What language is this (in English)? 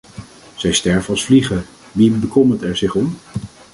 Dutch